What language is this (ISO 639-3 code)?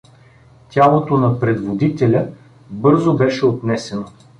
bul